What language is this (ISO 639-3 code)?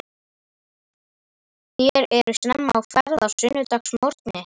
isl